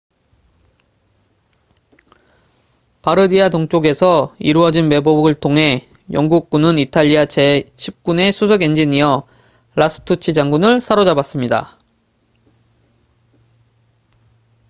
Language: Korean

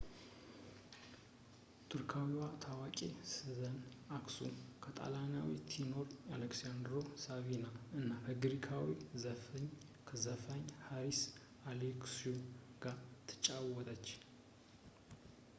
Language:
Amharic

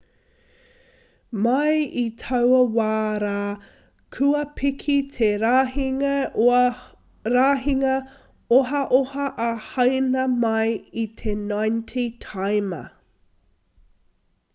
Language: Māori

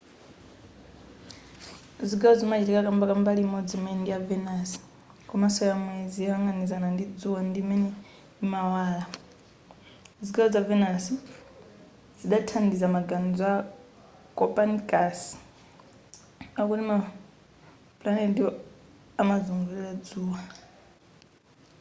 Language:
Nyanja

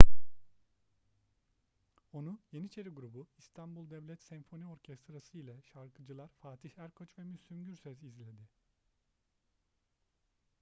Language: Turkish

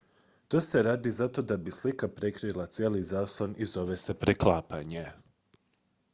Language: Croatian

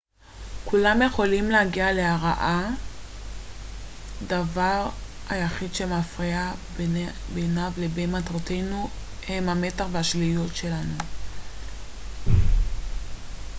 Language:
Hebrew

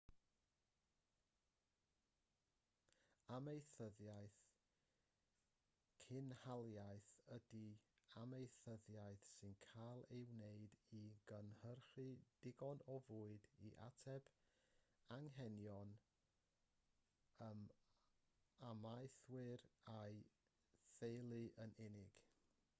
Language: Welsh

